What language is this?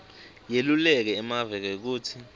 Swati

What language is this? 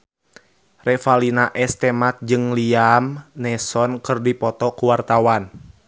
Sundanese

